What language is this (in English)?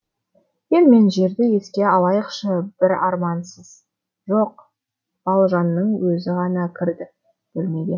Kazakh